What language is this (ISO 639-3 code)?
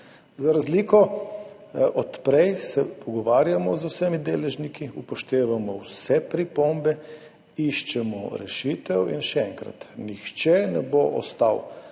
slv